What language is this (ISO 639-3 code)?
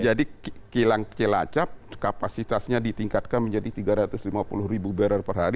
ind